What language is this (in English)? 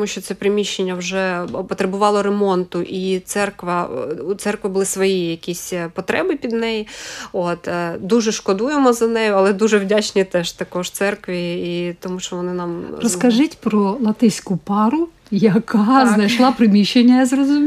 Ukrainian